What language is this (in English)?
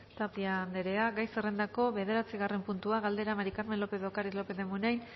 Basque